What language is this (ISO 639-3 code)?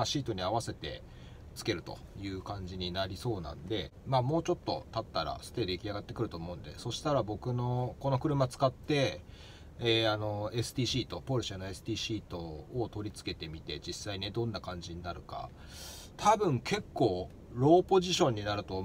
jpn